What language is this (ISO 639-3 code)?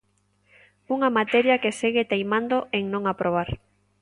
glg